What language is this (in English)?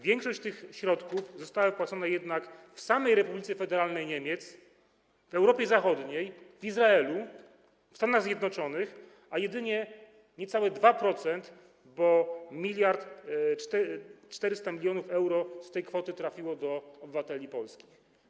Polish